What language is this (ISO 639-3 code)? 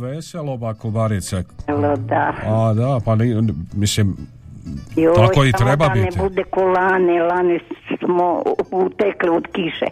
hrv